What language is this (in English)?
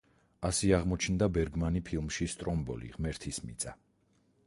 Georgian